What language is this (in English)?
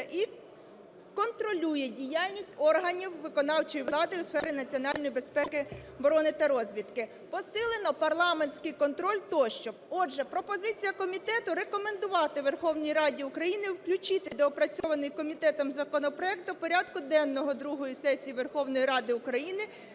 Ukrainian